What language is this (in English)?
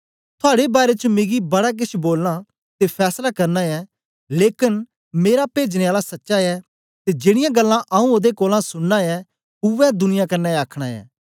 Dogri